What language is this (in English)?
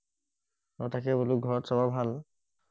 Assamese